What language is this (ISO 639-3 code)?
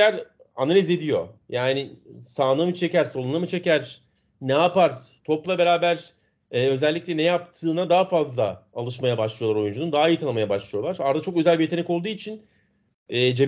tur